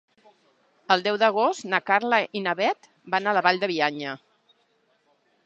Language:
Catalan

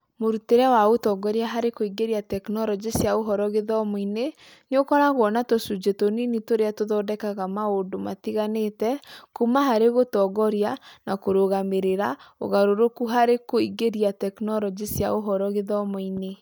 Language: Kikuyu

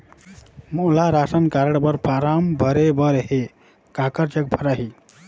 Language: Chhattisgarhi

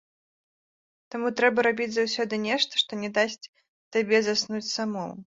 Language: Belarusian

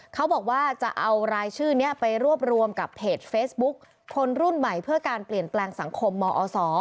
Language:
Thai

